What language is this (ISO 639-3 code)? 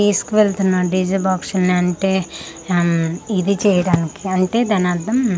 tel